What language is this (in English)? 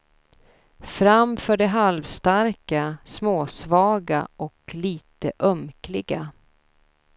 Swedish